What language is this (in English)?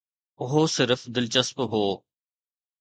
Sindhi